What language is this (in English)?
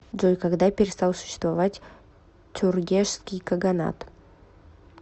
Russian